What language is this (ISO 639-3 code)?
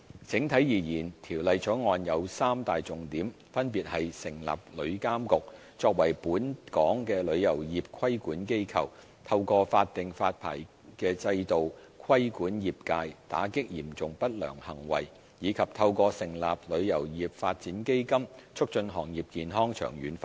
yue